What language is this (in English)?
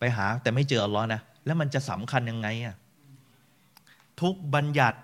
Thai